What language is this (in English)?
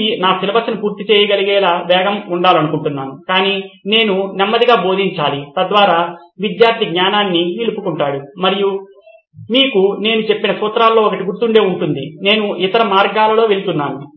Telugu